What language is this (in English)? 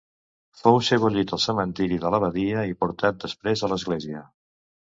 Catalan